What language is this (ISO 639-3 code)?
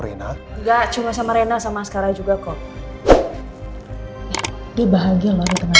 ind